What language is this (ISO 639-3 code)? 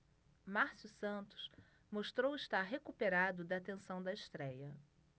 por